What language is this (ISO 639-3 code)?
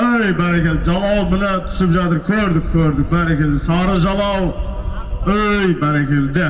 tur